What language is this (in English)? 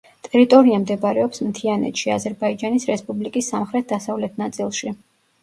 Georgian